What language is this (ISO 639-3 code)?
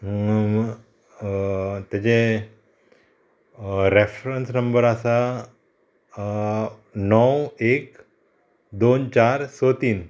kok